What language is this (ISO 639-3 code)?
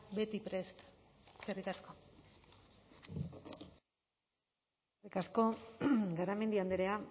eus